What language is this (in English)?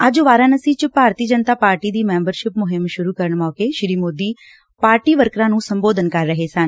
Punjabi